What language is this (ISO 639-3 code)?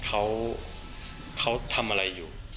tha